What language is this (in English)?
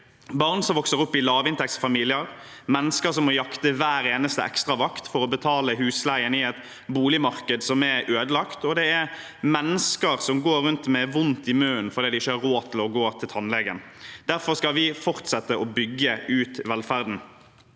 Norwegian